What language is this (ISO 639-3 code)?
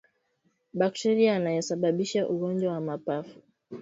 swa